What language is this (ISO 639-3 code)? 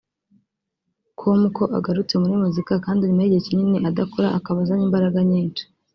kin